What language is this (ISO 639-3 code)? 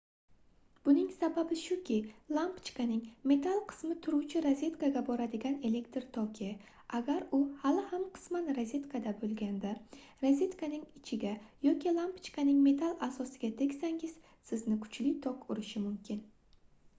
uzb